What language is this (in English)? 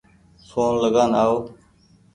Goaria